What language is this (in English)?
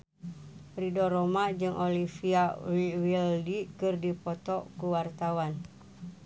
Sundanese